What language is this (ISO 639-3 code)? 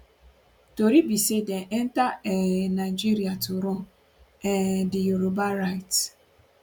pcm